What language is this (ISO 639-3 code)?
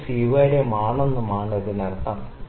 mal